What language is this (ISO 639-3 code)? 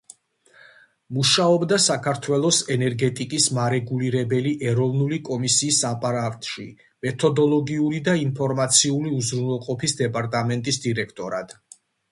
kat